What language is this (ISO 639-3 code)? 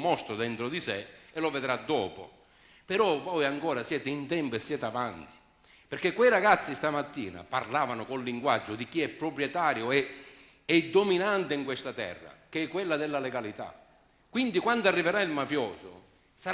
ita